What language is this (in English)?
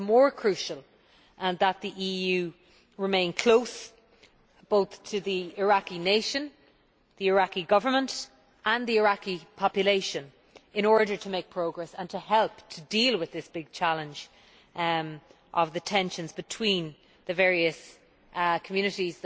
English